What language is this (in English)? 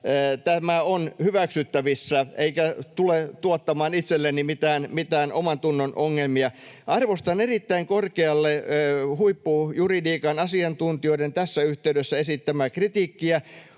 Finnish